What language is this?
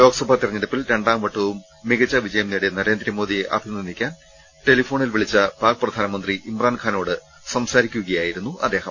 Malayalam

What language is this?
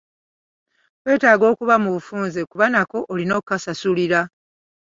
Ganda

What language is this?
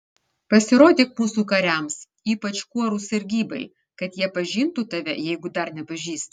Lithuanian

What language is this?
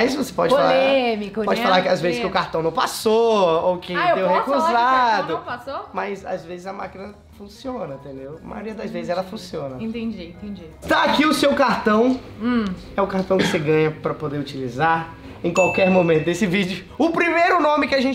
Portuguese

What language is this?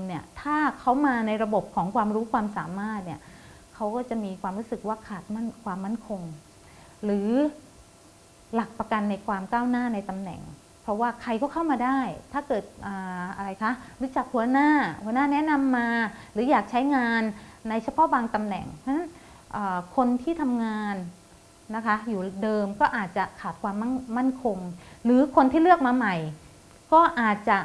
Thai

